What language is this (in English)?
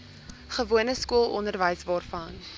Afrikaans